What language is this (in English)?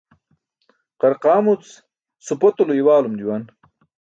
Burushaski